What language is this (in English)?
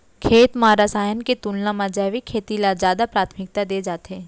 Chhattisgarhi